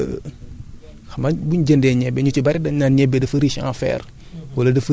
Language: Wolof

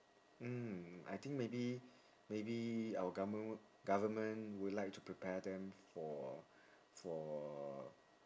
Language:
English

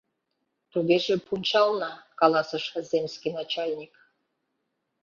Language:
Mari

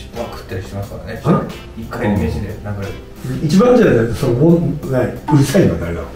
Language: Japanese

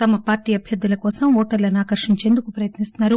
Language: Telugu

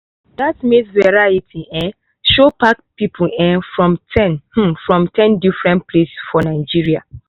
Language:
Nigerian Pidgin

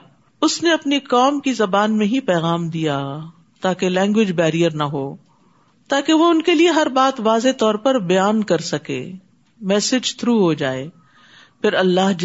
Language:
Urdu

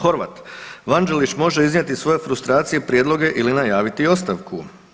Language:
Croatian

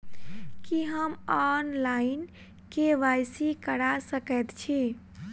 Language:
Maithili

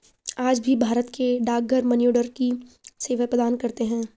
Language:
Hindi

